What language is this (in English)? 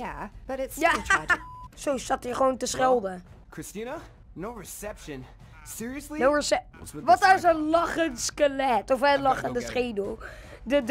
Dutch